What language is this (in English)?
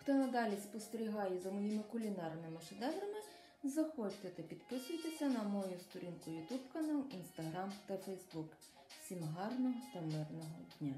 Ukrainian